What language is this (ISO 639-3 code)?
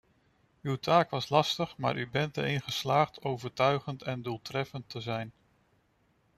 nld